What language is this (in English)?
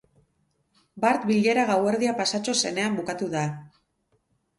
Basque